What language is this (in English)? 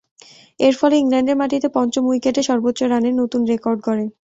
Bangla